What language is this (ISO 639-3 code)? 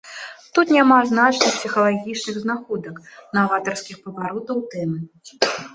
bel